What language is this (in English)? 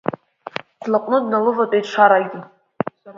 Abkhazian